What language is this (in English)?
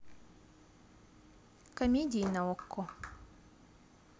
Russian